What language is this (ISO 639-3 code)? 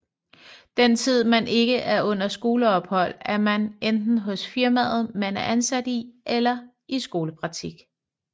dan